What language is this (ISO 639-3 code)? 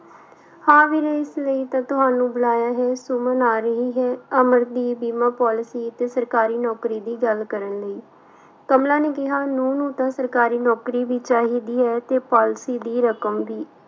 pan